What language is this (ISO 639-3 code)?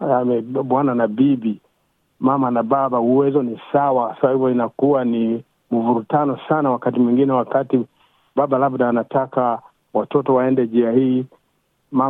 swa